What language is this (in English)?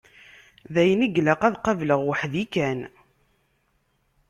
Kabyle